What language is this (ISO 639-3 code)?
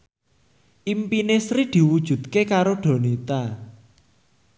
jav